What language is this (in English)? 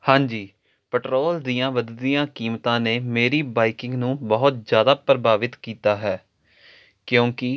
Punjabi